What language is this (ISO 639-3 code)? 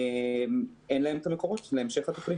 heb